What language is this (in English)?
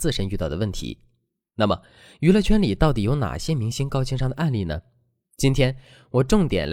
Chinese